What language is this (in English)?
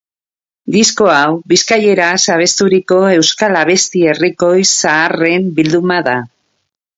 Basque